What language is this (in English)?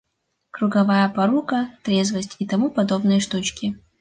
Russian